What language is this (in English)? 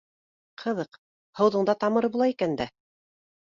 Bashkir